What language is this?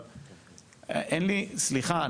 Hebrew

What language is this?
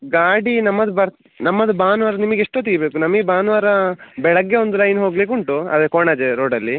Kannada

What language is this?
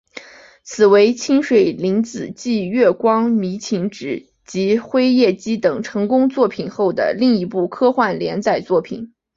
Chinese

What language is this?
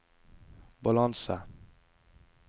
Norwegian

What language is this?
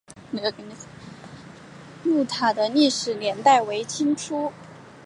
Chinese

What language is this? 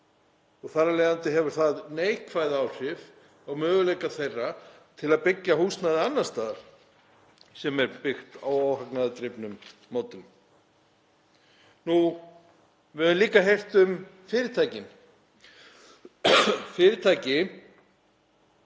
Icelandic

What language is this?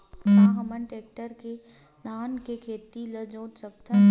Chhattisgarhi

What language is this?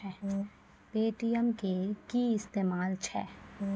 Maithili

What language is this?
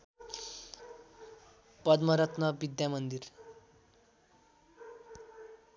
Nepali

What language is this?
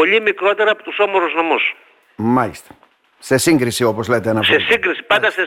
Greek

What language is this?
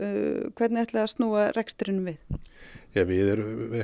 Icelandic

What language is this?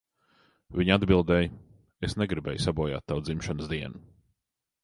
Latvian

